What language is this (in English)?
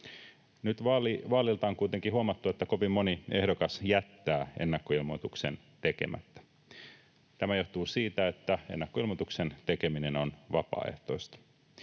Finnish